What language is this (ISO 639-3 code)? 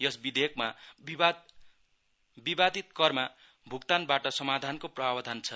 nep